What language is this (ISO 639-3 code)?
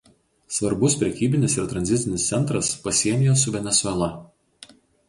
lit